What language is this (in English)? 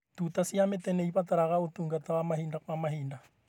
Kikuyu